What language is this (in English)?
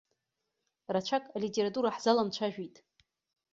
Abkhazian